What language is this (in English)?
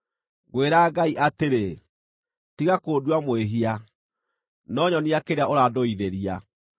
Kikuyu